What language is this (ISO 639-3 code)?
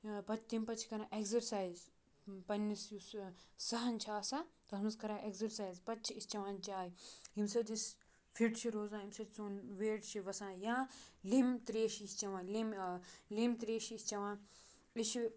kas